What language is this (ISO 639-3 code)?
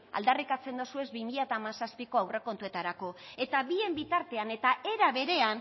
eus